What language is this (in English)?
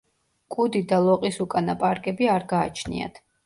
Georgian